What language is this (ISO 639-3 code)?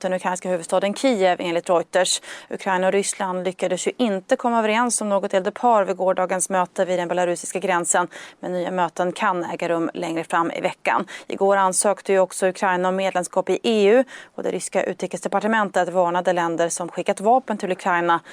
swe